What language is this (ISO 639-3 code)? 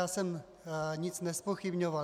ces